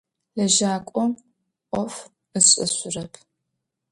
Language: Adyghe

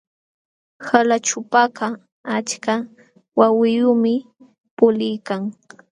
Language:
Jauja Wanca Quechua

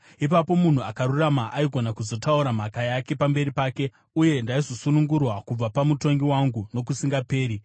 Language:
Shona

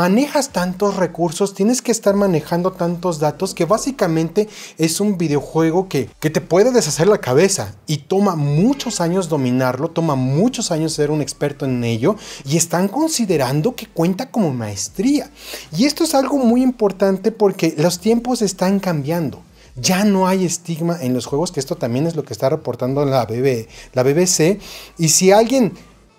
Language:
Spanish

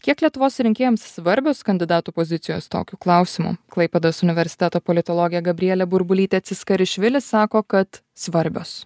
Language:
Lithuanian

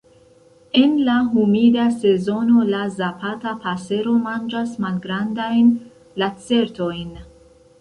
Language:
Esperanto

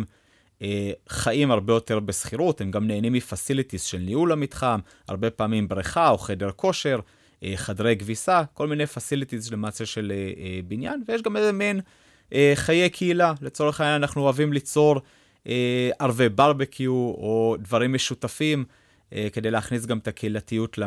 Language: Hebrew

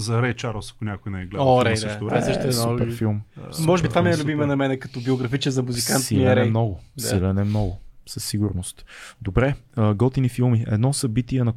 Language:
Bulgarian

